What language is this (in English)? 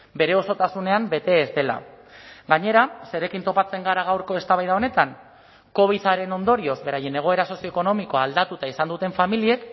Basque